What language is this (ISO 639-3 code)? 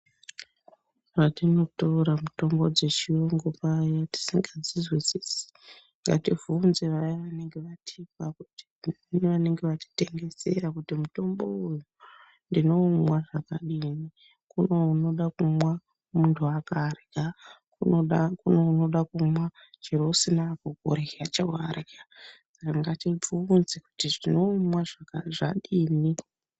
ndc